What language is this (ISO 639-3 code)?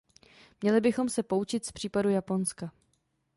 ces